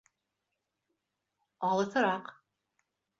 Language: Bashkir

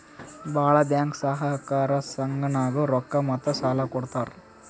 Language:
Kannada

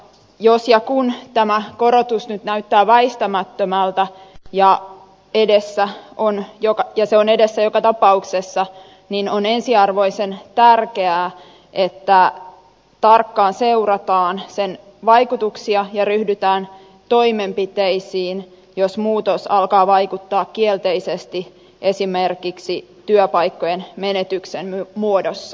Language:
Finnish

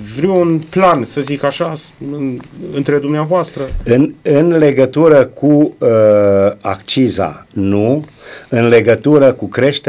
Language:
Romanian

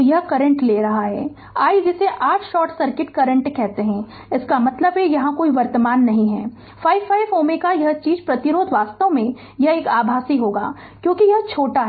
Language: Hindi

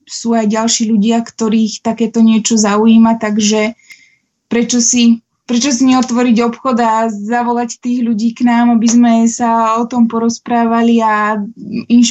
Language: Slovak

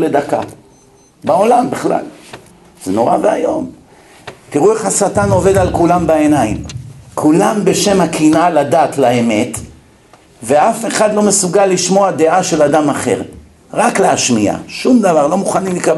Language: Hebrew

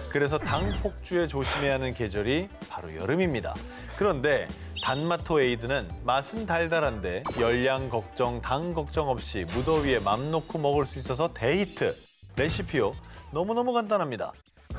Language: Korean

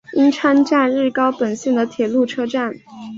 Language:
Chinese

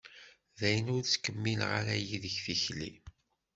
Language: Kabyle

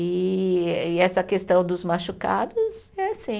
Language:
Portuguese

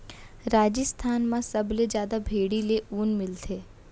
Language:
Chhattisgarhi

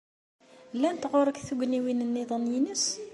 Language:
Kabyle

